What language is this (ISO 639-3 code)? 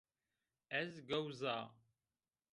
zza